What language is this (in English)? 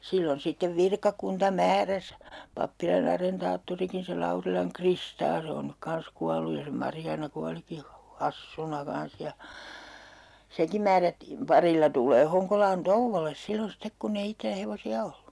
Finnish